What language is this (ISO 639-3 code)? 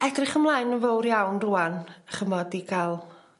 cym